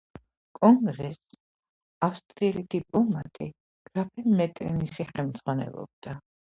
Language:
Georgian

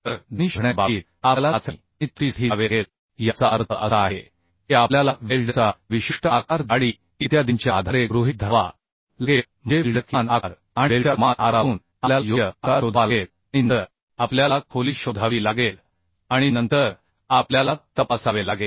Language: Marathi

